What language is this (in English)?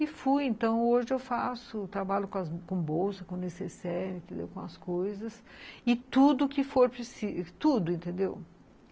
Portuguese